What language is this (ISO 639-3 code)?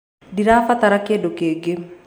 kik